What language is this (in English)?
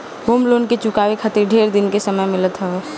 Bhojpuri